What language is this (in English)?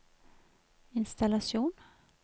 Norwegian